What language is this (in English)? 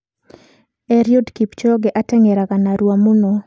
Kikuyu